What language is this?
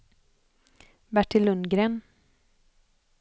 Swedish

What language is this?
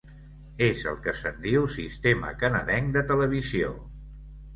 Catalan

